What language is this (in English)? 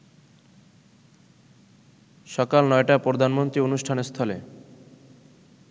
Bangla